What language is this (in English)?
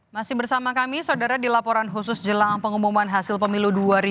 Indonesian